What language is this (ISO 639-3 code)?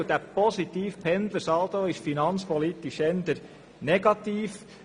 gsw